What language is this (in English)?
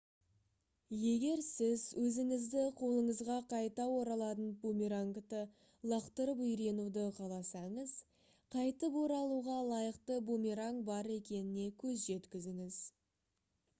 Kazakh